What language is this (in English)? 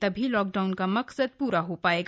Hindi